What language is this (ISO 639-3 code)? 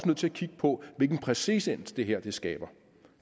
dan